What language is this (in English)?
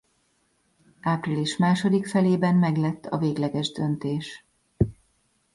Hungarian